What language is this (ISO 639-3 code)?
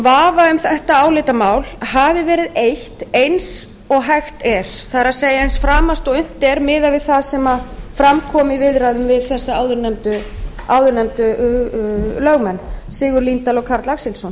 isl